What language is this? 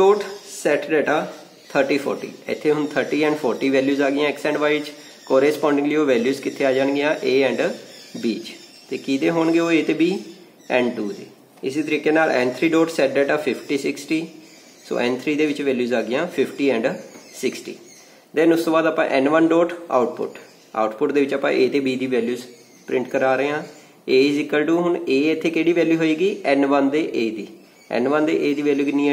Hindi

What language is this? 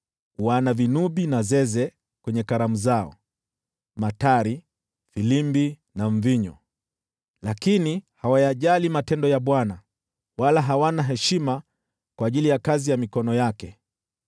Swahili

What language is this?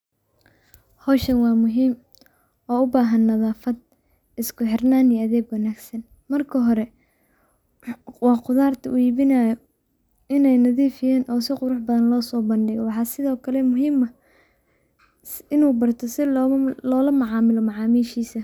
Somali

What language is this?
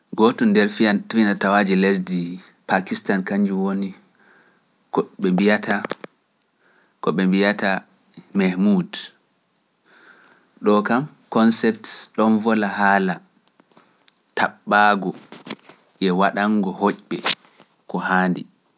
Pular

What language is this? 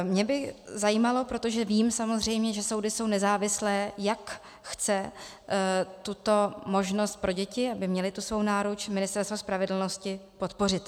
Czech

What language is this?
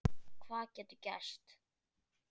Icelandic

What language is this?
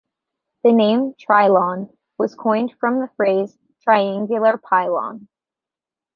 English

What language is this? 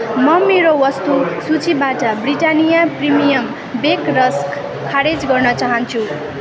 Nepali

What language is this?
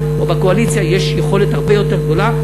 Hebrew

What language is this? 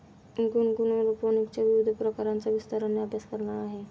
Marathi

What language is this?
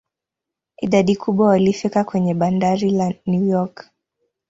Swahili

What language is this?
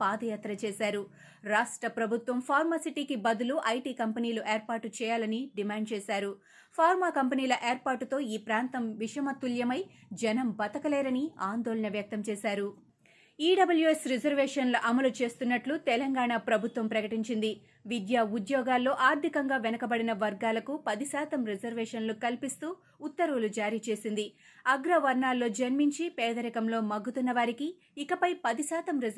Telugu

